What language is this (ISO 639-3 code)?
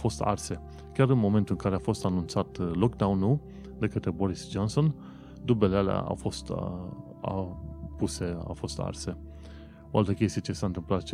ron